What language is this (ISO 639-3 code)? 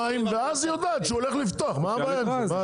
heb